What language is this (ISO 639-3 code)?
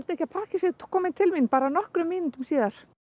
isl